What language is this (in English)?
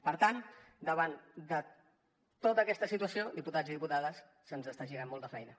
Catalan